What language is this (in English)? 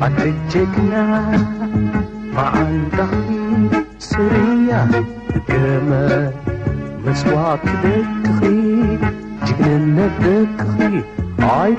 Arabic